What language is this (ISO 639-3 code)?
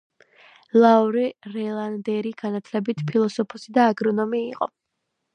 kat